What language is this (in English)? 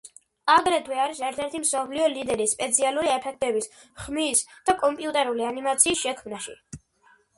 Georgian